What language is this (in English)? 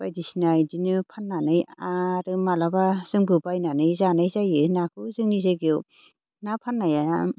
Bodo